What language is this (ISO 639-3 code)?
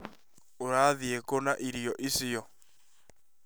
kik